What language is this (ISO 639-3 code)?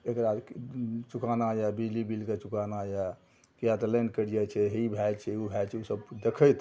mai